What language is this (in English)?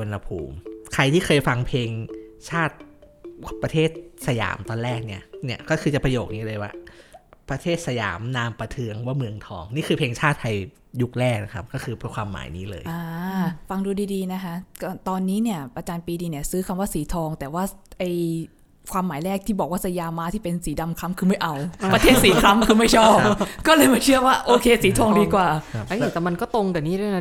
Thai